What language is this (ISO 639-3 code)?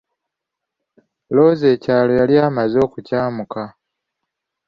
lug